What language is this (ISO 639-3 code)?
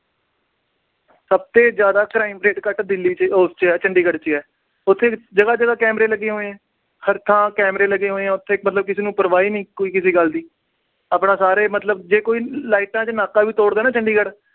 pan